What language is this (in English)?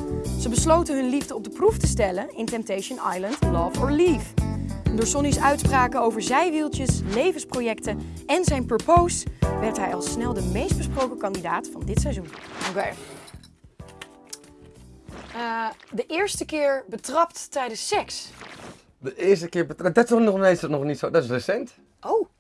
Dutch